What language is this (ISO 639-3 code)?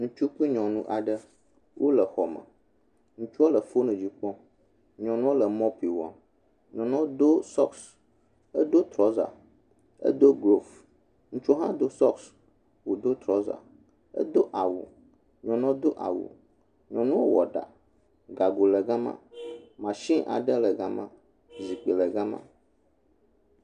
ewe